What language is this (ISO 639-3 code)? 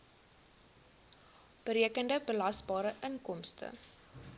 afr